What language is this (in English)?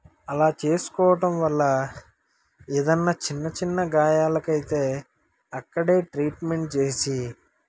Telugu